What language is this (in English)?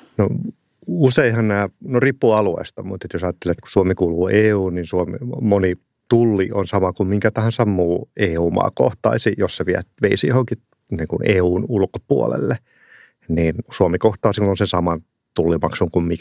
Finnish